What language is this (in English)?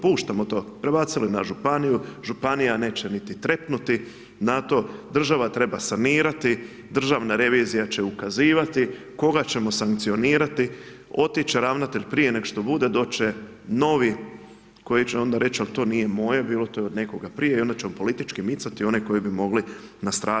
Croatian